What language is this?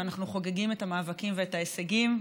Hebrew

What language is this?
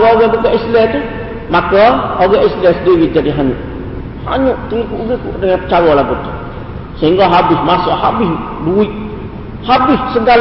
Malay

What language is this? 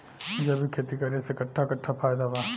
Bhojpuri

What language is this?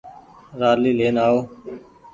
Goaria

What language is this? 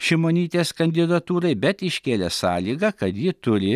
Lithuanian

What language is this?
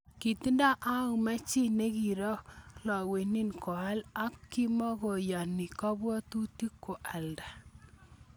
Kalenjin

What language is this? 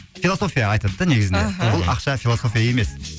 Kazakh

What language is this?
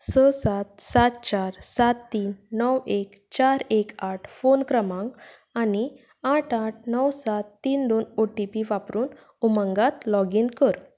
Konkani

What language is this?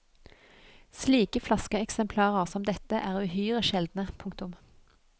Norwegian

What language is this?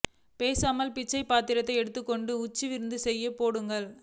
Tamil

